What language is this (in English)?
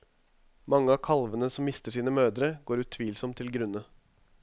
Norwegian